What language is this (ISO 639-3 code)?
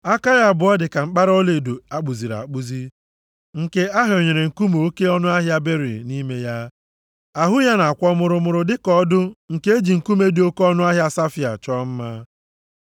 ibo